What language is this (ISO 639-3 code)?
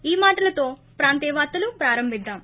tel